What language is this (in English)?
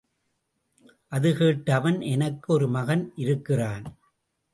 Tamil